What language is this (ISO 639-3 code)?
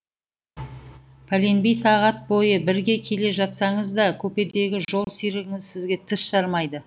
kaz